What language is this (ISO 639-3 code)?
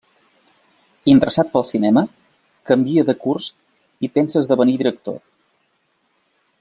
cat